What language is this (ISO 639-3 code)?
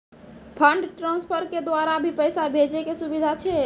mai